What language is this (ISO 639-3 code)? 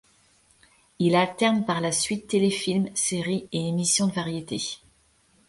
fra